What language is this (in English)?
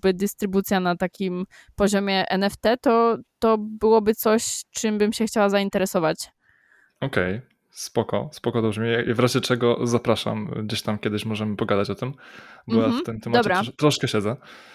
Polish